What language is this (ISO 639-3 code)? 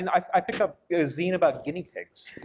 eng